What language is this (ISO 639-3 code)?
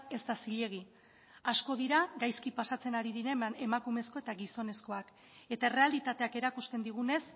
eus